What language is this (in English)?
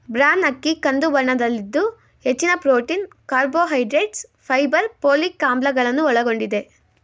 Kannada